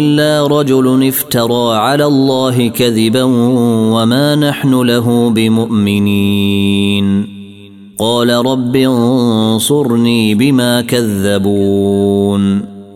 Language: Arabic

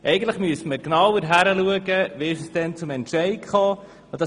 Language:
Swiss German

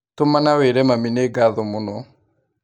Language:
Kikuyu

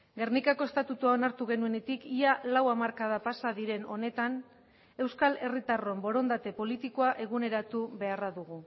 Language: Basque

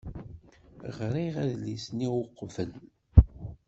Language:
Kabyle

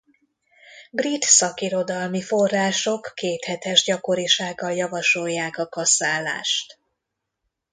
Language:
Hungarian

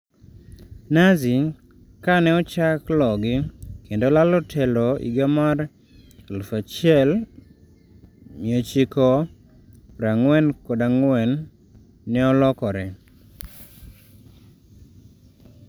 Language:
Luo (Kenya and Tanzania)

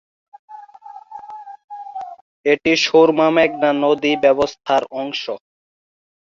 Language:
Bangla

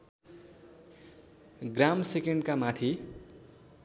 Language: Nepali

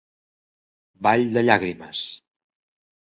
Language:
Catalan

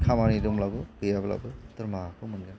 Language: Bodo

